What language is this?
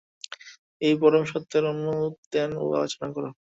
Bangla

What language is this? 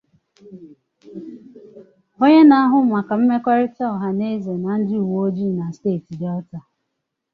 Igbo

